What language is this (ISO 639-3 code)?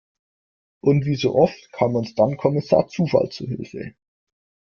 deu